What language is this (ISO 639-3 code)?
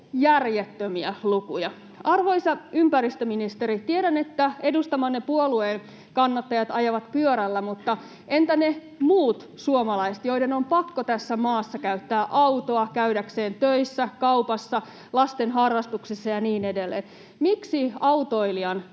fin